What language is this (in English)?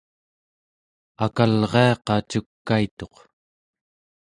Central Yupik